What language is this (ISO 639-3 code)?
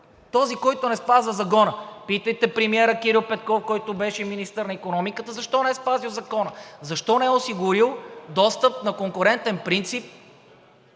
bul